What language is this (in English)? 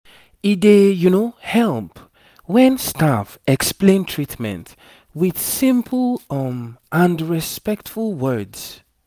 Nigerian Pidgin